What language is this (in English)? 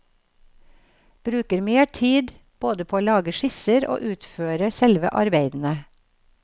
Norwegian